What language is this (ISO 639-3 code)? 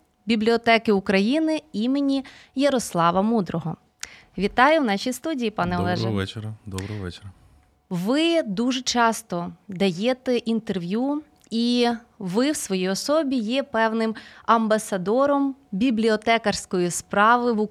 ukr